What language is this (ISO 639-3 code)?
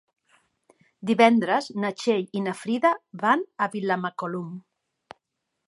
cat